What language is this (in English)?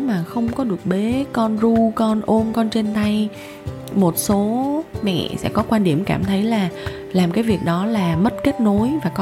Vietnamese